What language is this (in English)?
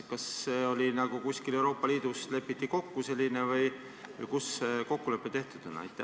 Estonian